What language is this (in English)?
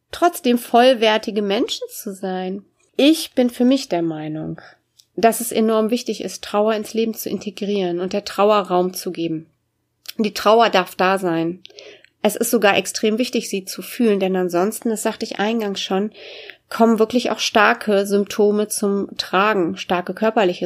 German